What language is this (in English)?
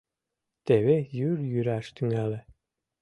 Mari